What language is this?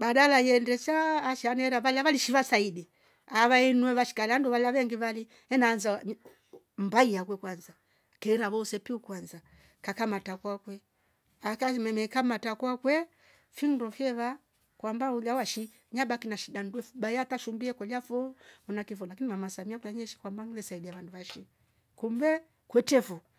Rombo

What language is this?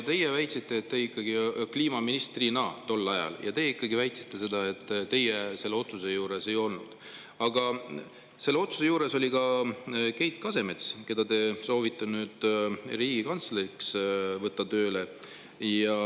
Estonian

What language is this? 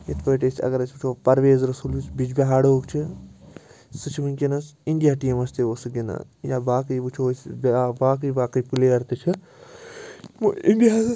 Kashmiri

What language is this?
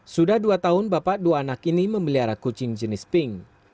Indonesian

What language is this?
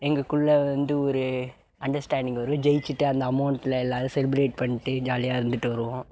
Tamil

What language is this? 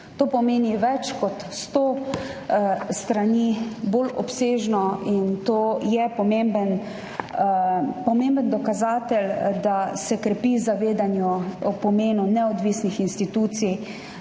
Slovenian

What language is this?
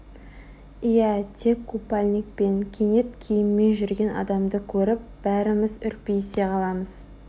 Kazakh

